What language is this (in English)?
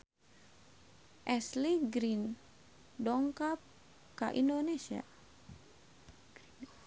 Sundanese